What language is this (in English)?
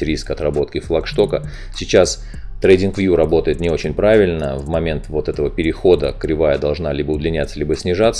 Russian